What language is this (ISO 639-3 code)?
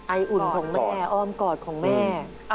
tha